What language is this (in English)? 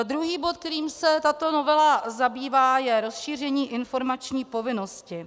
Czech